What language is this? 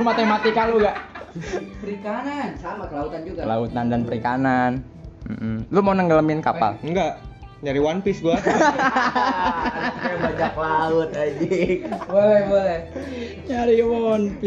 Indonesian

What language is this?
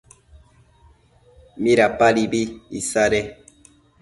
Matsés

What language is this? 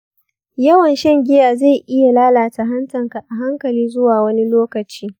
Hausa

